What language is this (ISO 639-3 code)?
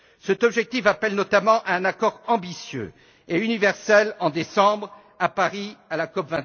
fra